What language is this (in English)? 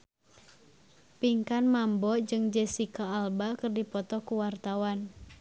Sundanese